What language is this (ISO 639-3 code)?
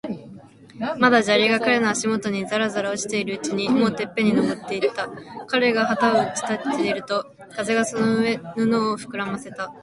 jpn